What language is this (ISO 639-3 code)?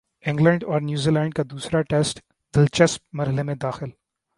urd